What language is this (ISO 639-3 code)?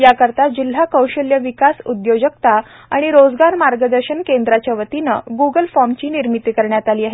mar